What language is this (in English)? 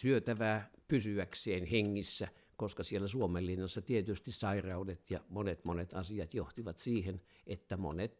Finnish